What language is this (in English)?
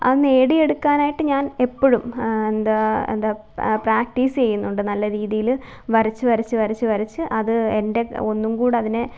Malayalam